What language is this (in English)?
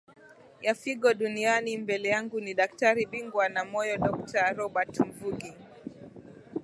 Swahili